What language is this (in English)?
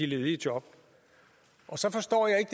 Danish